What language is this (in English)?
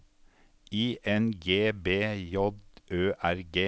Norwegian